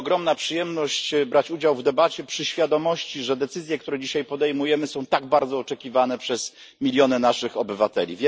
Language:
Polish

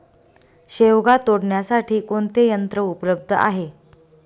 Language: Marathi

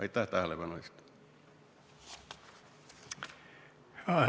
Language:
Estonian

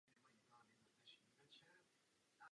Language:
Czech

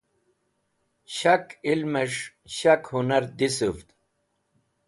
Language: Wakhi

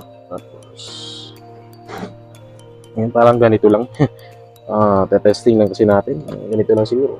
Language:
Filipino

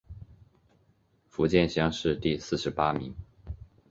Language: Chinese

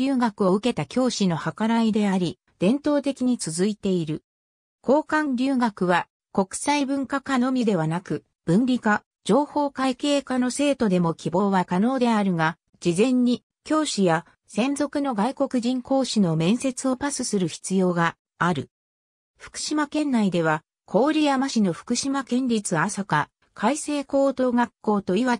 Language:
Japanese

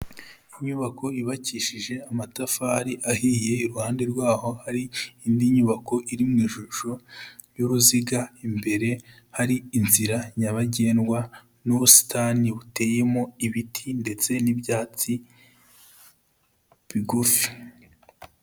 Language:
Kinyarwanda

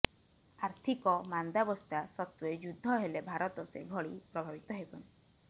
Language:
Odia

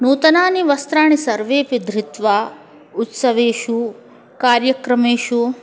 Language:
Sanskrit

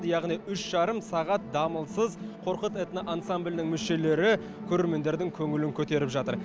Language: Kazakh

